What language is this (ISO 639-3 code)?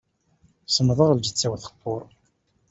kab